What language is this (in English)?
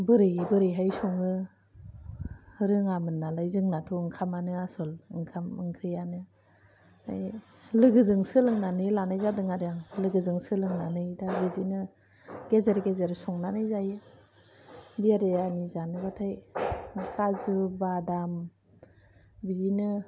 Bodo